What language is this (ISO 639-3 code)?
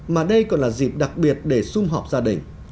vie